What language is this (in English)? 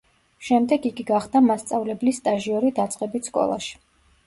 Georgian